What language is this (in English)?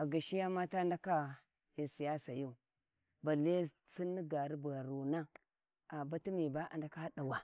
Warji